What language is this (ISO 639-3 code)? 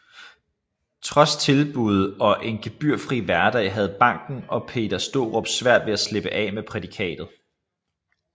dan